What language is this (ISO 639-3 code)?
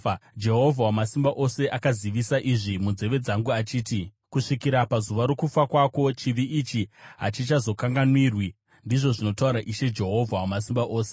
sna